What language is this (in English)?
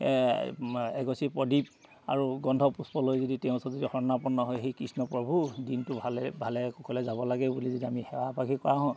Assamese